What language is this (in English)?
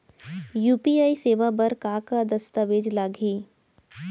Chhattisgarhi